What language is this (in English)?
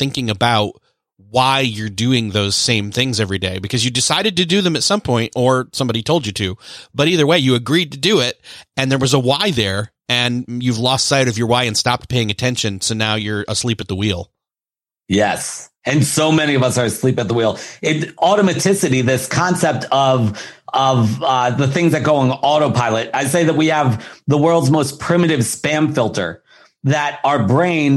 English